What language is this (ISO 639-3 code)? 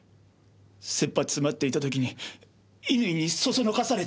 jpn